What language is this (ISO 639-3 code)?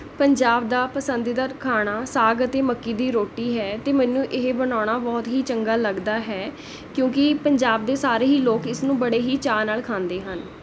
pan